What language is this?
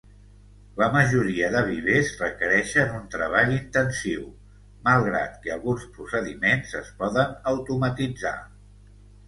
Catalan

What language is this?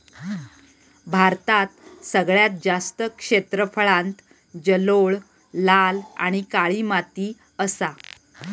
Marathi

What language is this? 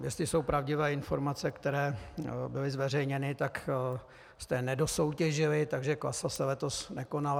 Czech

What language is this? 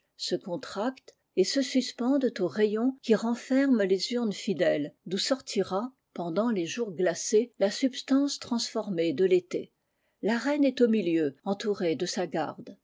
French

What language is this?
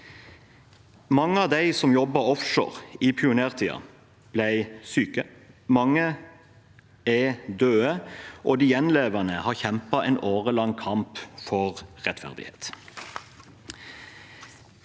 Norwegian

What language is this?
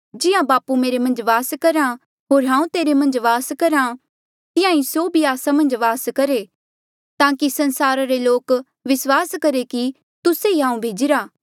Mandeali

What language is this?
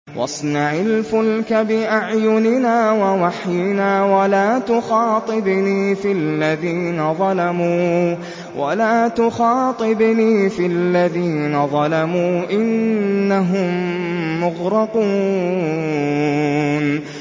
Arabic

